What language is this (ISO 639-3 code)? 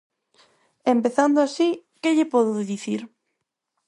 glg